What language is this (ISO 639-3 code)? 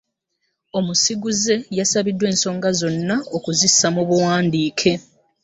lug